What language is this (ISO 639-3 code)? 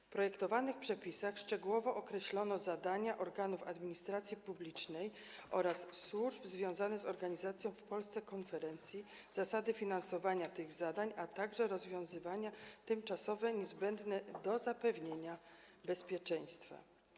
pol